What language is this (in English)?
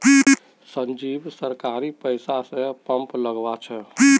Magahi